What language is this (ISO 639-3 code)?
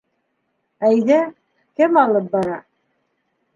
bak